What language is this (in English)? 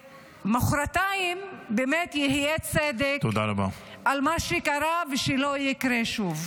Hebrew